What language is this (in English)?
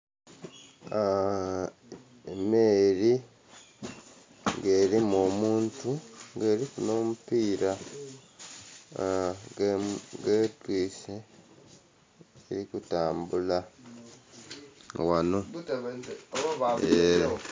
Soga